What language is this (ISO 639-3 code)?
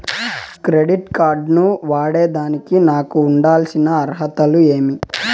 tel